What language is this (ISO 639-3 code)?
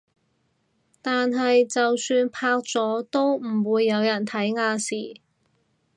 yue